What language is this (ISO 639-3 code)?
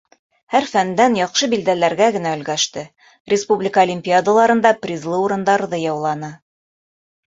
bak